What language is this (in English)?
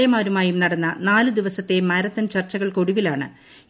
Malayalam